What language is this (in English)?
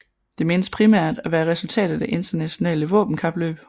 Danish